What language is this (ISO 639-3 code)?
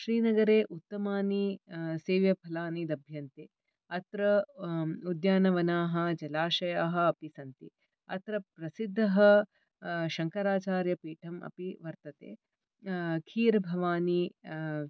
san